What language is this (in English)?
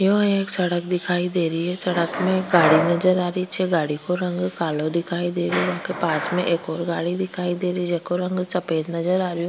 Rajasthani